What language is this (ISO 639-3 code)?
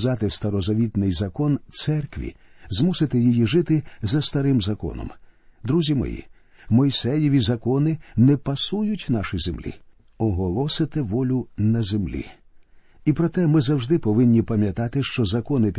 ukr